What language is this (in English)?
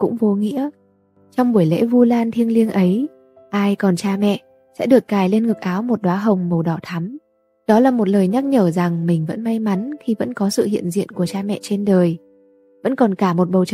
Vietnamese